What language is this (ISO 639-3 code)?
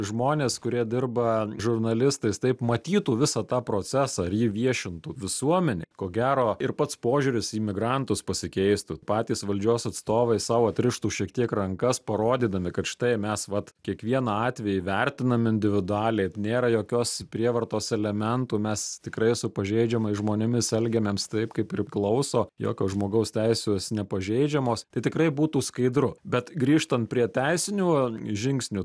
lit